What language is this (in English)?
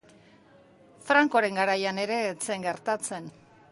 Basque